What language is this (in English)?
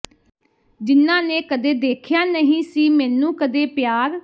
Punjabi